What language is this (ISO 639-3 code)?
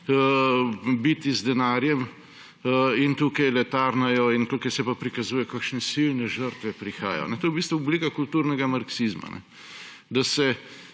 slv